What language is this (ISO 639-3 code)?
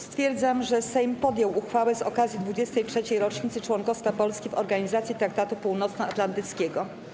pol